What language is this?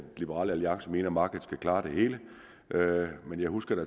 Danish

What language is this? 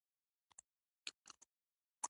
Pashto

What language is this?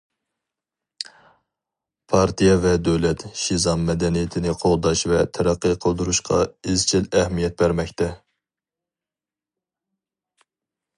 Uyghur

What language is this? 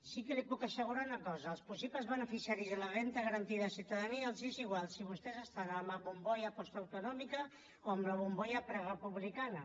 Catalan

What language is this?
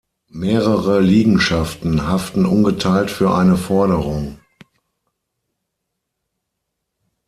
German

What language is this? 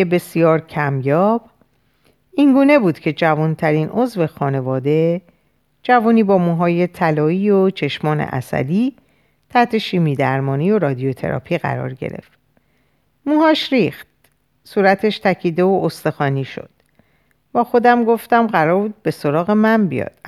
Persian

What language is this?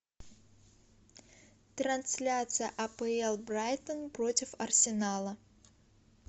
Russian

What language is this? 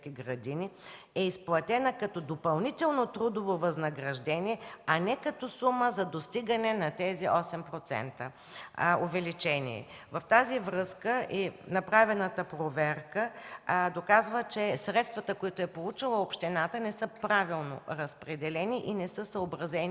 Bulgarian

